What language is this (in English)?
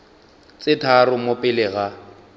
Northern Sotho